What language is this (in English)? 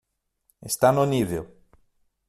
Portuguese